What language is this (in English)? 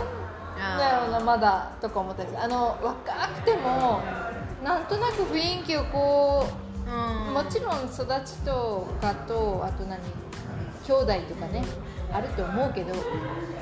Japanese